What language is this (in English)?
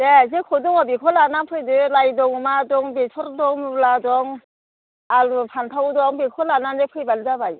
Bodo